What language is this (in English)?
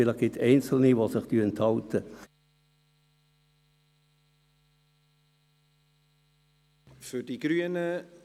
Swiss German